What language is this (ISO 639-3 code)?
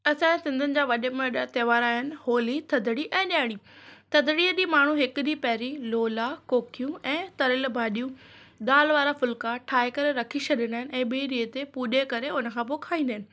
snd